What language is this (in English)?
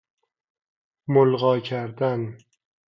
Persian